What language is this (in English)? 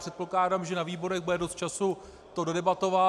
Czech